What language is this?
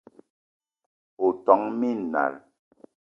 Eton (Cameroon)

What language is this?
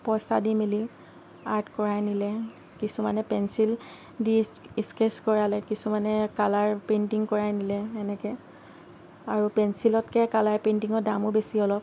Assamese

